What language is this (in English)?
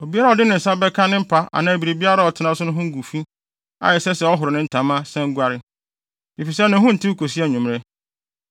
Akan